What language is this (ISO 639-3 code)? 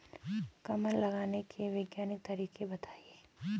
hin